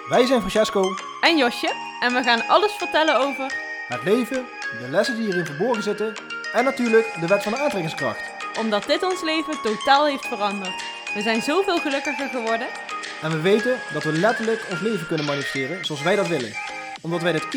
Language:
Dutch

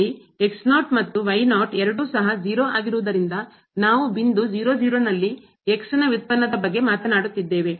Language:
Kannada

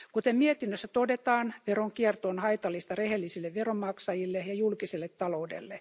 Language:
Finnish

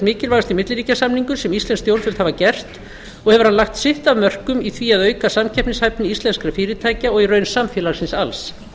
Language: Icelandic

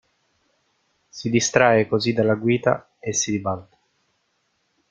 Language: Italian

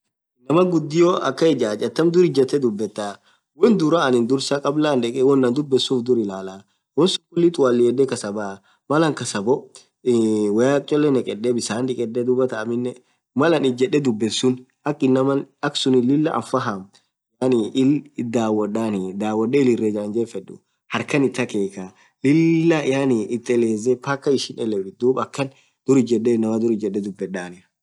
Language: Orma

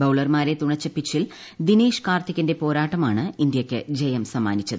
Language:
Malayalam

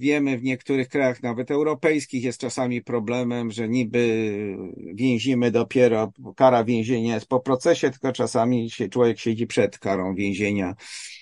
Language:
Polish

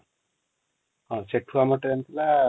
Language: Odia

